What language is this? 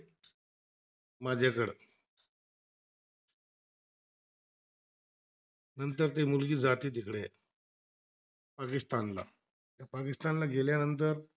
Marathi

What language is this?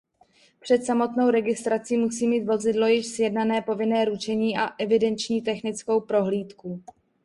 Czech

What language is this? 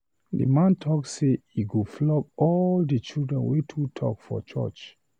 Nigerian Pidgin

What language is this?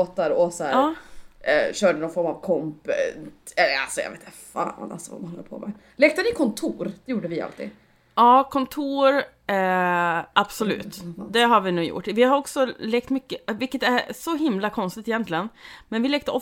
Swedish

